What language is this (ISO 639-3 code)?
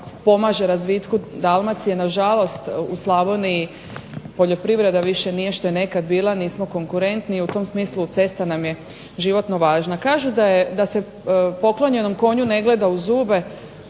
hrv